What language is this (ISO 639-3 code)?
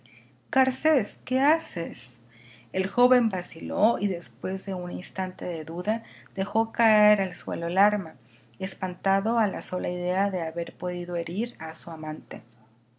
spa